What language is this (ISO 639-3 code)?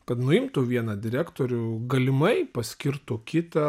lit